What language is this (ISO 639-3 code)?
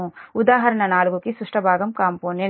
tel